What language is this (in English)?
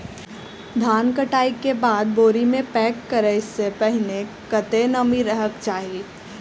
Maithili